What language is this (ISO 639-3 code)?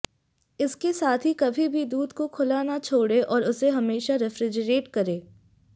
hin